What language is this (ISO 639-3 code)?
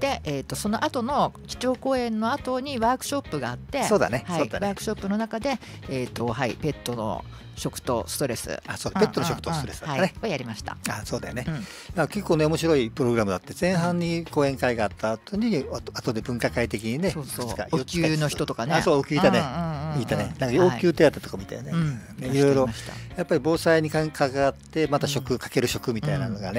jpn